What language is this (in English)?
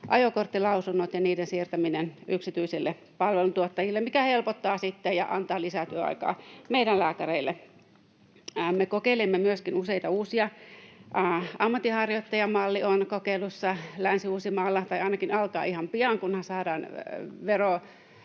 Finnish